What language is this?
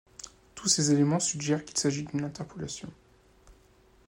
French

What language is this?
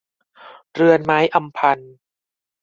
Thai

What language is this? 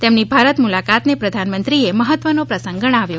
Gujarati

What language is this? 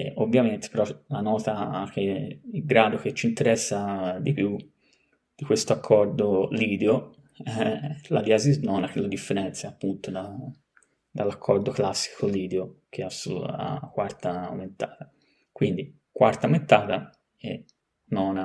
Italian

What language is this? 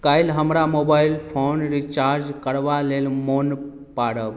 Maithili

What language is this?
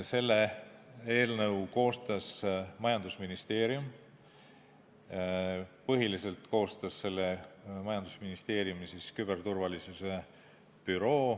Estonian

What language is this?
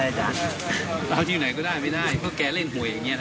Thai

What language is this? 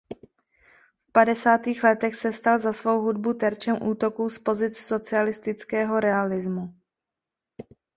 Czech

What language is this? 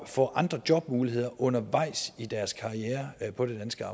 Danish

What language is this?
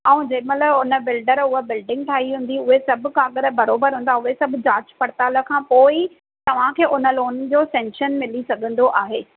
Sindhi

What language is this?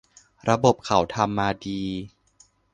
Thai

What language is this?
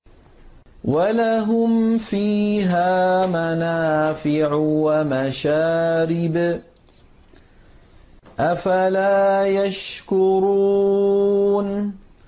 Arabic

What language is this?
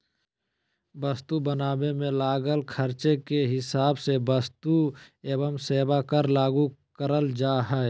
Magahi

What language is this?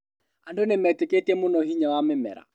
Kikuyu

